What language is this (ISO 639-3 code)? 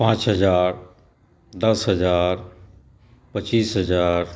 mai